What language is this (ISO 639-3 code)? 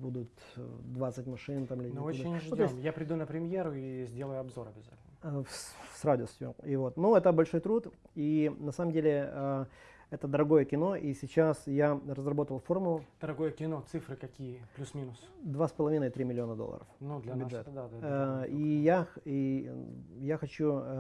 rus